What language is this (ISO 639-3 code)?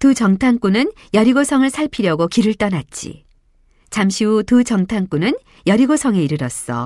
kor